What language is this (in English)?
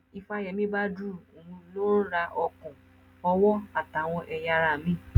Yoruba